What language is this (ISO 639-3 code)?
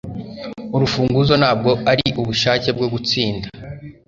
kin